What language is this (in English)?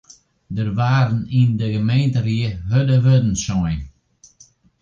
Western Frisian